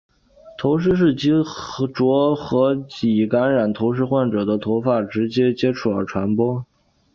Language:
Chinese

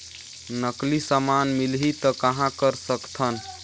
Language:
Chhattisgarhi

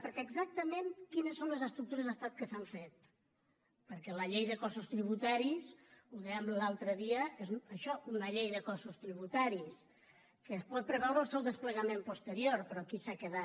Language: Catalan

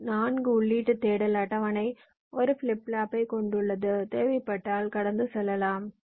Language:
Tamil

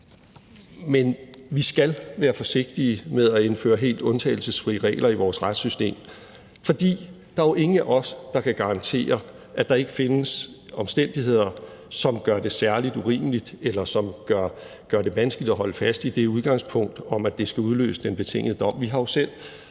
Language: Danish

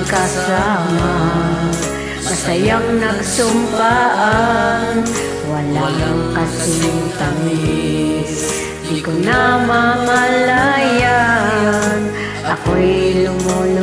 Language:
Vietnamese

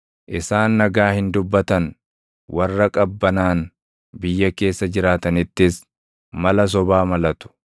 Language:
Oromo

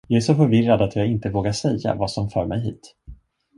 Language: Swedish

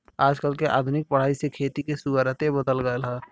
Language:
Bhojpuri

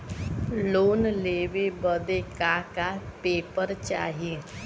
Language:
Bhojpuri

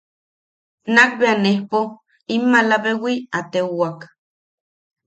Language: Yaqui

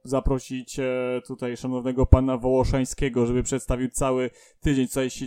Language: Polish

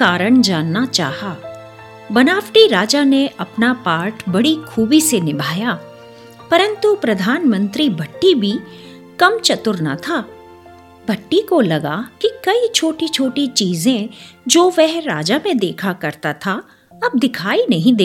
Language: Hindi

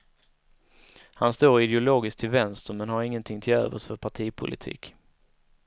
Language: Swedish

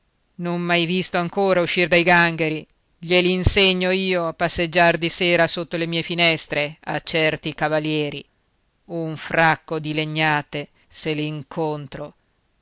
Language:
Italian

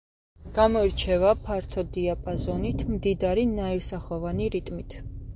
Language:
Georgian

